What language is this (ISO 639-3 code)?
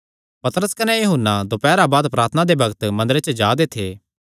xnr